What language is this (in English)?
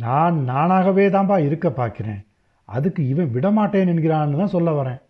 Tamil